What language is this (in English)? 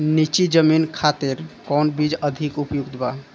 Bhojpuri